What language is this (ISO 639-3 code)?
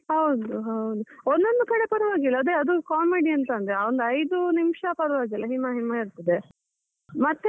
kan